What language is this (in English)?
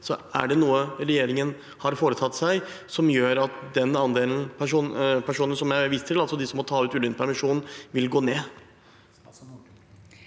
Norwegian